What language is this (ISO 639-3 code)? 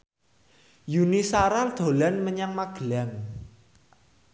jav